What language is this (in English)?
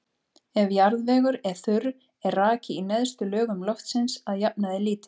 Icelandic